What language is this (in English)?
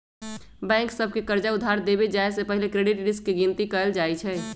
Magahi